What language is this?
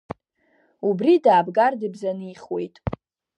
Abkhazian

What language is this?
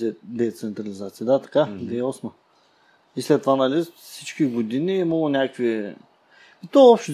Bulgarian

